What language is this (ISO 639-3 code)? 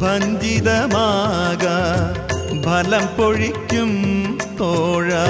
mal